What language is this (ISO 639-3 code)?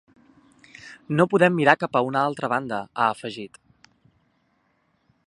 cat